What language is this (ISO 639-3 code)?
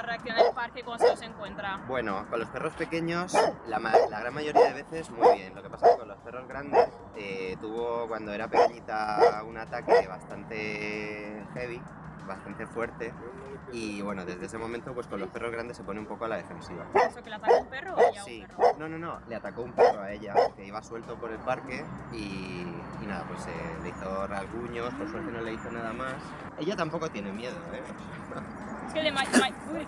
spa